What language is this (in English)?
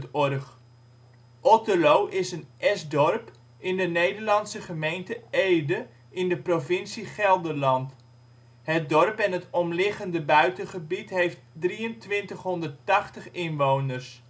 Dutch